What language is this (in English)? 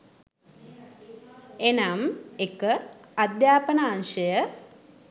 Sinhala